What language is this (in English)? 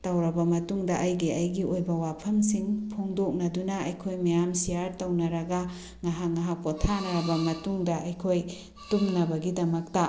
Manipuri